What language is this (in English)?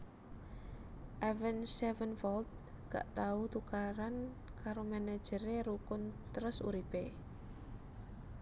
Javanese